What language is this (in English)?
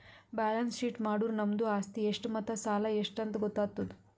Kannada